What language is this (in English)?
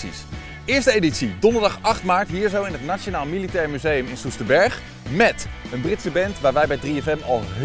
Dutch